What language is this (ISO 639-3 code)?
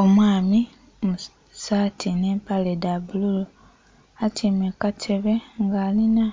xog